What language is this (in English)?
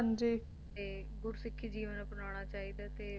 Punjabi